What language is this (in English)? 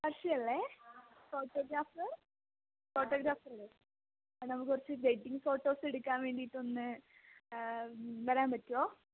Malayalam